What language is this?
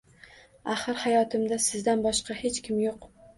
Uzbek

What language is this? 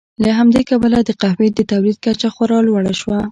Pashto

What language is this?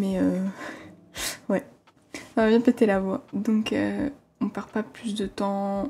French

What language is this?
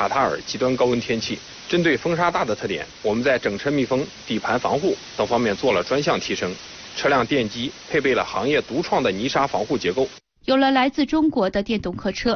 Chinese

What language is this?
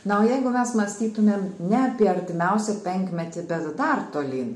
Lithuanian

